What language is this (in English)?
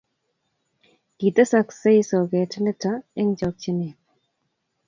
Kalenjin